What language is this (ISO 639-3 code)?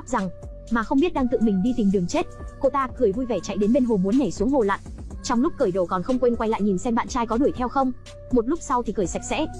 vie